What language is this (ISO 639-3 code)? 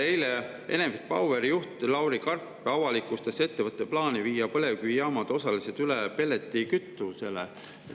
est